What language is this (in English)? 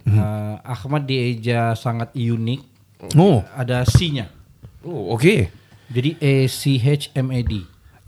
Malay